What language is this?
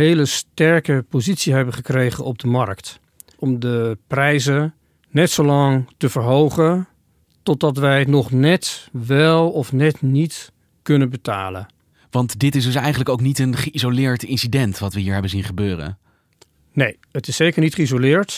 Dutch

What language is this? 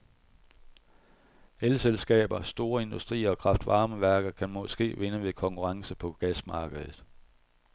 Danish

